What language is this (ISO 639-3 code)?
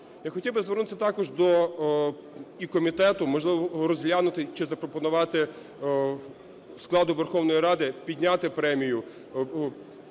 ukr